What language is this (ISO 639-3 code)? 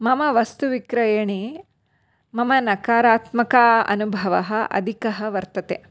san